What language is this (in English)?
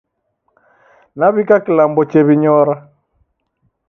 Taita